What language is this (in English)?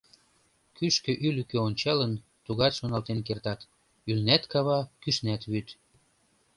Mari